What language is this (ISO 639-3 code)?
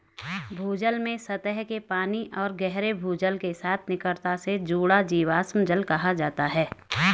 hin